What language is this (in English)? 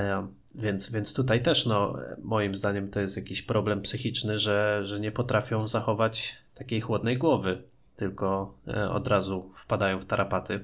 Polish